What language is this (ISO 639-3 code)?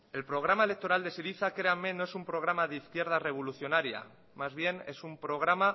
spa